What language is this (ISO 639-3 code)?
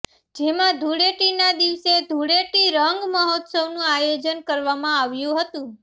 guj